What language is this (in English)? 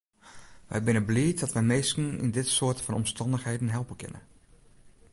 Western Frisian